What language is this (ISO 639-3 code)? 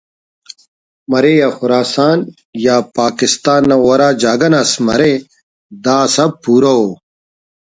brh